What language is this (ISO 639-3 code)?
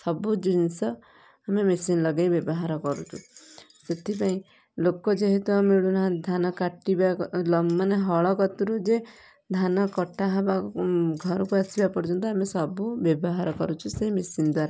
ori